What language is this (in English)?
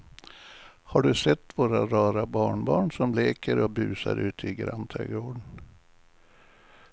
Swedish